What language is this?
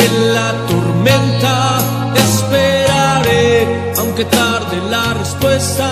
Romanian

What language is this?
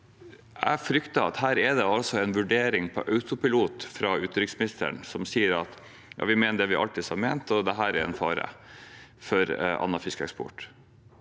Norwegian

